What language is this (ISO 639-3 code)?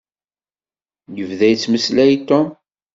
kab